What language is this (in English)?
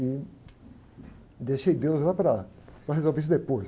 Portuguese